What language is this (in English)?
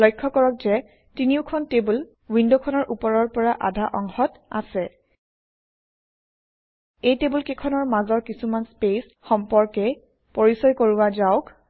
Assamese